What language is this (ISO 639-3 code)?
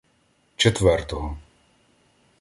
ukr